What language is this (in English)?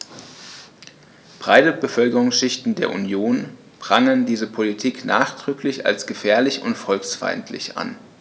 German